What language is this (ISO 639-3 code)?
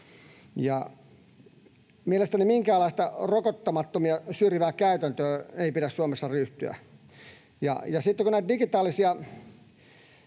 fin